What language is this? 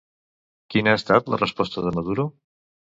Catalan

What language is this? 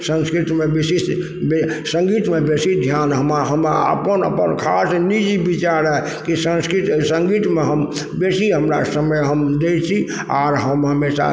Maithili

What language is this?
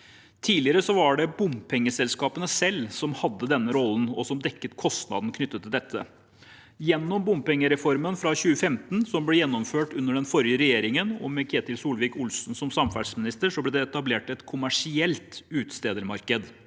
Norwegian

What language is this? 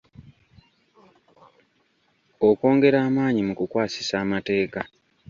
Ganda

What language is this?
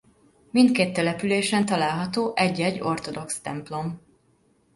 Hungarian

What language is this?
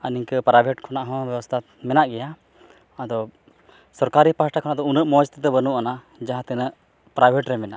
Santali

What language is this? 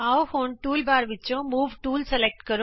Punjabi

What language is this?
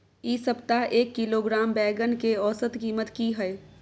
Maithili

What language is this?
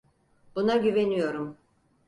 Turkish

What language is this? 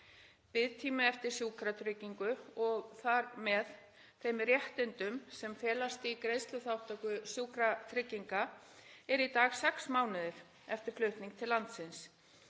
Icelandic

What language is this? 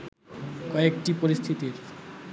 Bangla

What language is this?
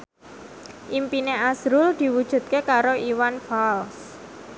Javanese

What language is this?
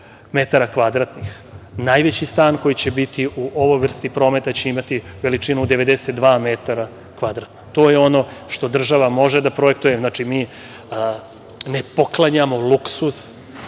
Serbian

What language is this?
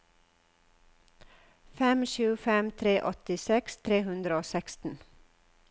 Norwegian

